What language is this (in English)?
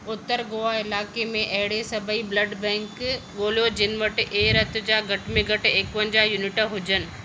Sindhi